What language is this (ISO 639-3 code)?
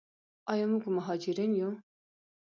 pus